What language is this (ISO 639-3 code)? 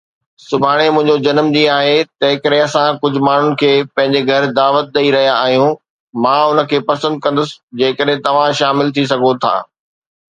snd